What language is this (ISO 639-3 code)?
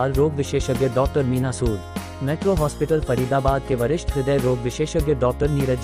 hin